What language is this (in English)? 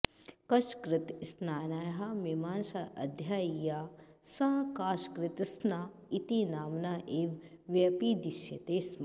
Sanskrit